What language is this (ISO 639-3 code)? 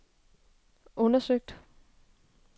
dan